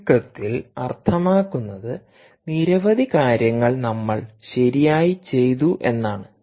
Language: Malayalam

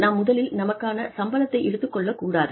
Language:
Tamil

